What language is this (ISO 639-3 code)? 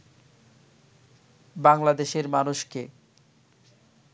ben